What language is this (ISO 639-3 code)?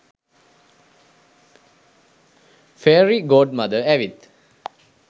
sin